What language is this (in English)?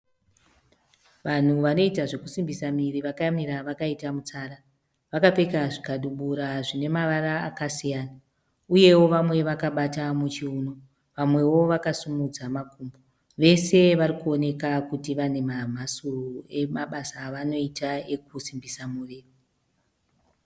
Shona